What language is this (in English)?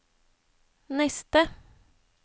Norwegian